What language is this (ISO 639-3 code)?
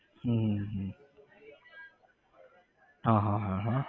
guj